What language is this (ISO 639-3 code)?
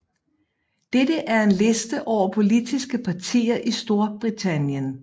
dan